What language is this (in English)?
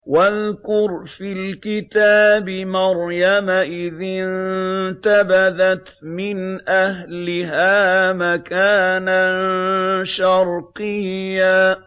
Arabic